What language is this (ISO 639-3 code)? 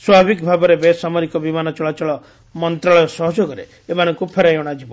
ori